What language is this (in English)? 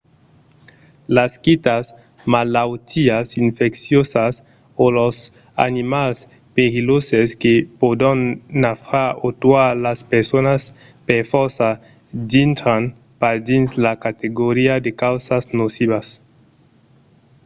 Occitan